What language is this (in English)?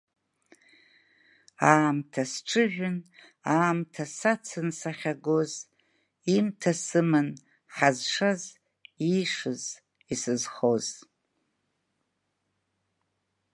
Abkhazian